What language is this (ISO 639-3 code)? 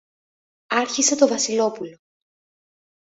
ell